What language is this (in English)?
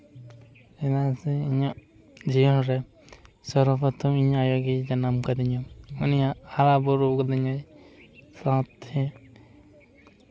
Santali